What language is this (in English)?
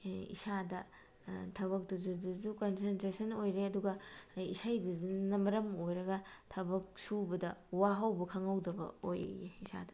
Manipuri